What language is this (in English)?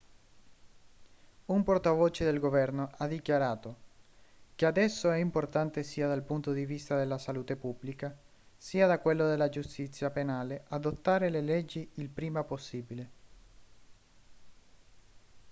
Italian